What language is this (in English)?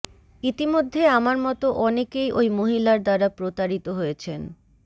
Bangla